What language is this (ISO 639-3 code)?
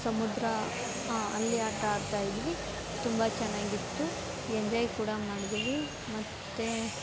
kan